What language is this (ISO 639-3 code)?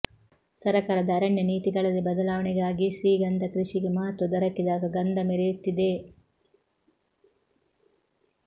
kan